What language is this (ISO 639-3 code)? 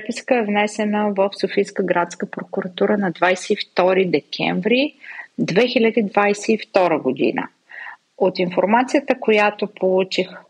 bul